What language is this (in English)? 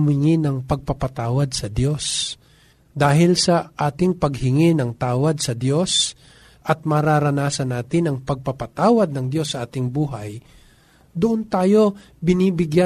Filipino